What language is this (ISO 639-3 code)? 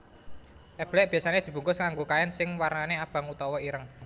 jav